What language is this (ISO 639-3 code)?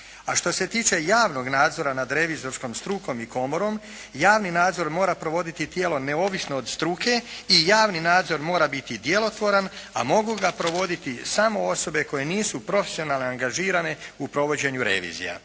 hrv